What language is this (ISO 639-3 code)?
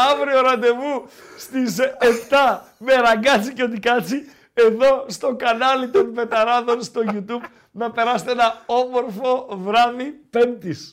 ell